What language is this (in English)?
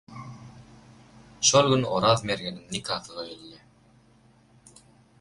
Turkmen